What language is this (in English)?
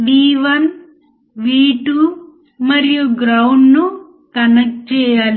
Telugu